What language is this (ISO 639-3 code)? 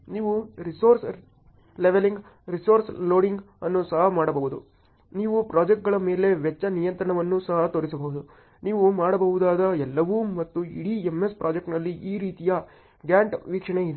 kan